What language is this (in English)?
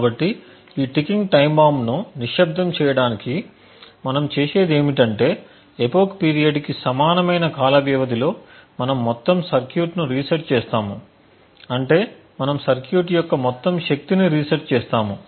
Telugu